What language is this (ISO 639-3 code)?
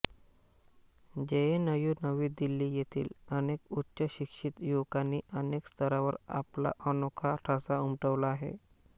mar